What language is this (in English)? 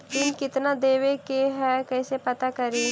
Magahi